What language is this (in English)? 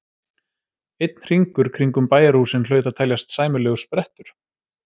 Icelandic